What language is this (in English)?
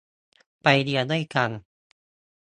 Thai